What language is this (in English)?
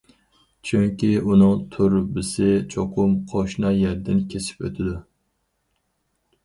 Uyghur